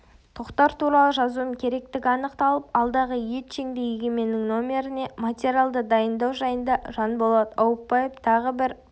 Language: Kazakh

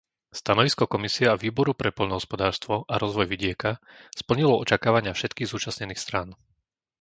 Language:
Slovak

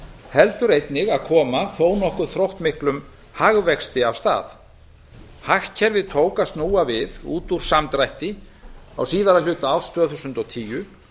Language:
Icelandic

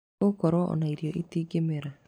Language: Kikuyu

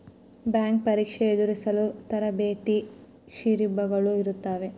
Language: Kannada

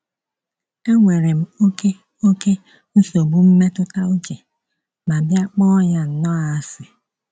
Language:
Igbo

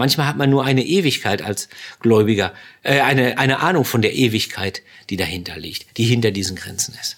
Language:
German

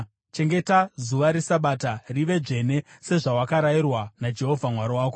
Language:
Shona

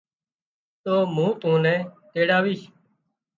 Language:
Wadiyara Koli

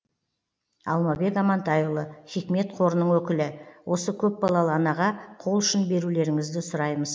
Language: Kazakh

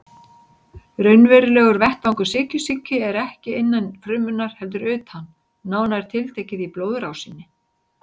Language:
Icelandic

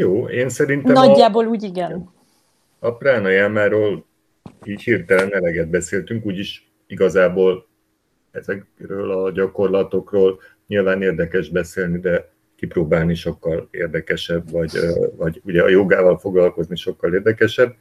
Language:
Hungarian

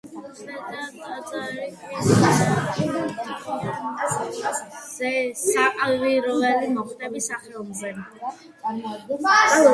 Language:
Georgian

